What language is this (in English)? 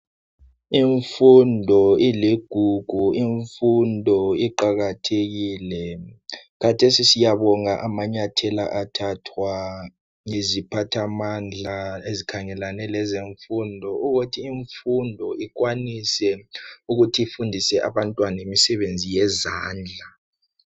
North Ndebele